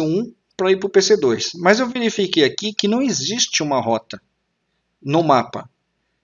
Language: Portuguese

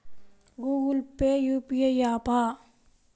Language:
Telugu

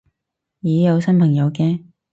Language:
Cantonese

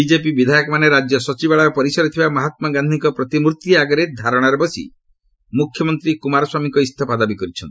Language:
Odia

